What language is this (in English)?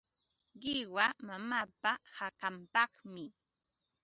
Ambo-Pasco Quechua